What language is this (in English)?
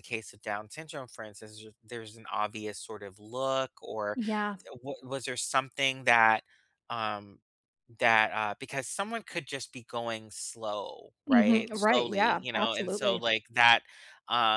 English